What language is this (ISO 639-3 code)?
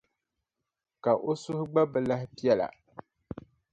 dag